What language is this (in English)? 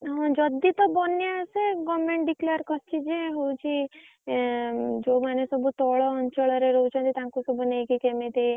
Odia